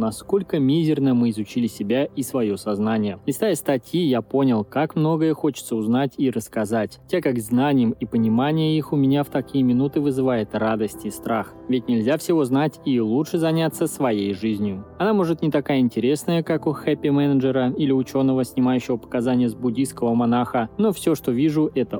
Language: Russian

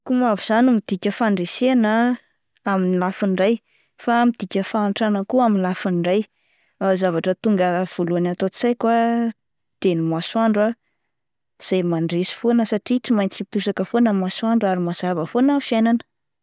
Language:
Malagasy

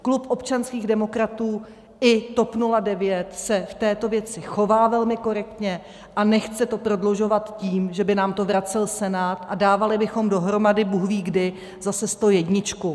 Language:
Czech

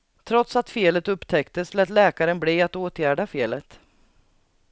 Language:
Swedish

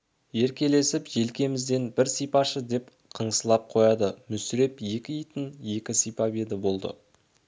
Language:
Kazakh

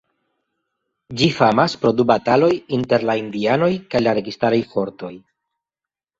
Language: Esperanto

